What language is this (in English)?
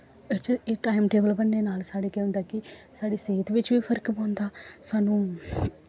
Dogri